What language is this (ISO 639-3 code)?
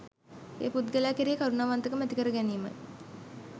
sin